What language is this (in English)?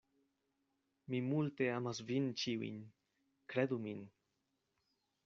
Esperanto